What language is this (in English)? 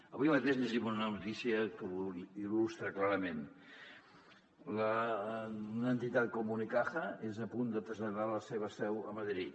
Catalan